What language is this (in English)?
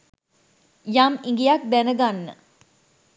Sinhala